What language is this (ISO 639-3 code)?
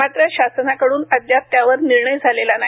mar